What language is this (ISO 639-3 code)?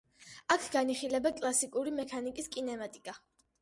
kat